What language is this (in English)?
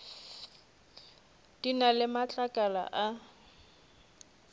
Northern Sotho